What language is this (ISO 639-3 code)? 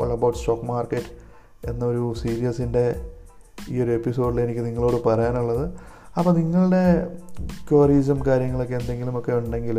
mal